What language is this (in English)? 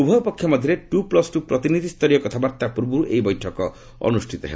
Odia